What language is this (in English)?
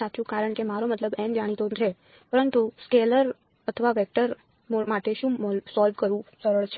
Gujarati